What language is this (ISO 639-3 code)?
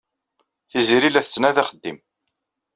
kab